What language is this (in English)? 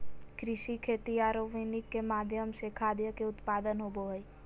Magahi